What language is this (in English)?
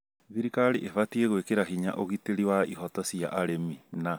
Kikuyu